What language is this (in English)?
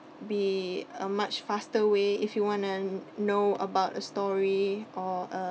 English